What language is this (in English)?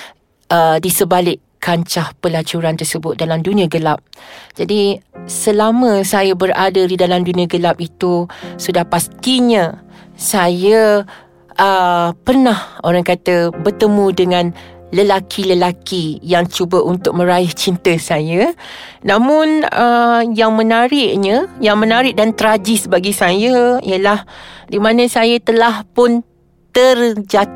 Malay